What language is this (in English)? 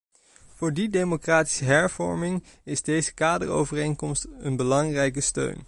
Dutch